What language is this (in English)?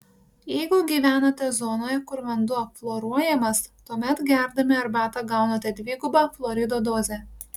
Lithuanian